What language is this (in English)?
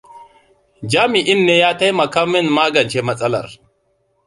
Hausa